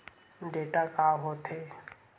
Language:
Chhattisgarhi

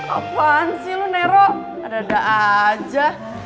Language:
Indonesian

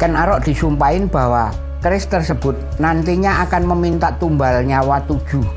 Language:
Indonesian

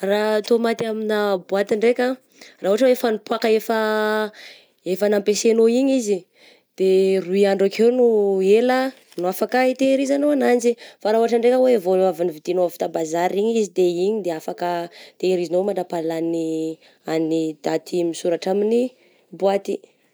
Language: Southern Betsimisaraka Malagasy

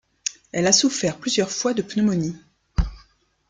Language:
French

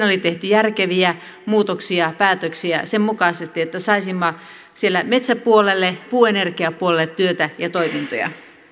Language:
Finnish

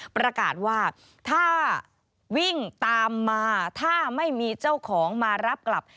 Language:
Thai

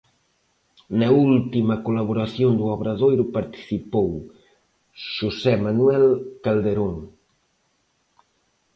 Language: Galician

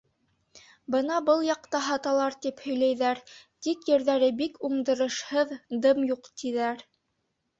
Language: Bashkir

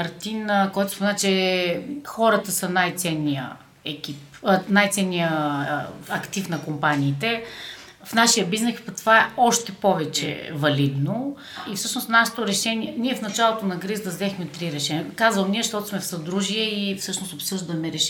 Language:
Bulgarian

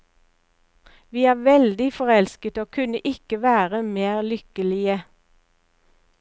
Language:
Norwegian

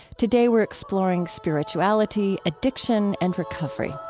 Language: English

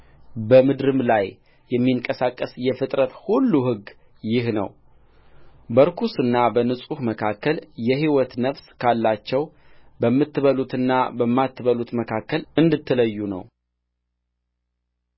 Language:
Amharic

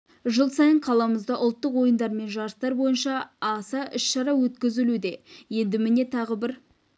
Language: Kazakh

